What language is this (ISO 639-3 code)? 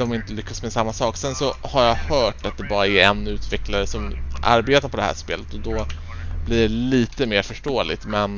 swe